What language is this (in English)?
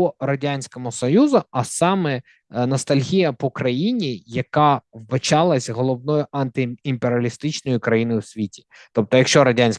Ukrainian